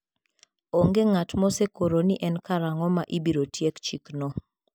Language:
Luo (Kenya and Tanzania)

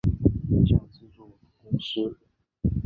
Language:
Chinese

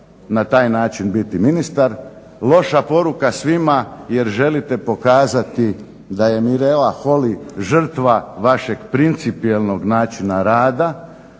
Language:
Croatian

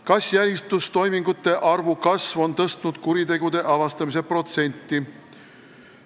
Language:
Estonian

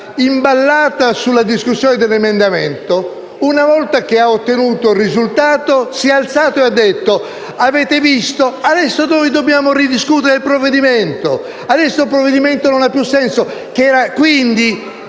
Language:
Italian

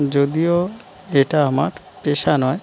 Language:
Bangla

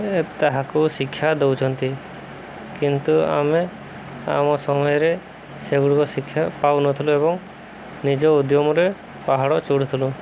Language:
Odia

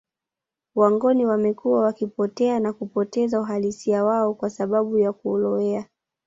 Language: Swahili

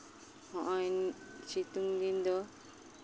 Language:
Santali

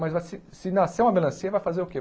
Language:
Portuguese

